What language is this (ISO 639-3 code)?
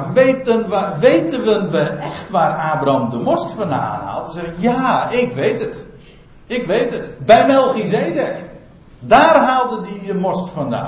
nld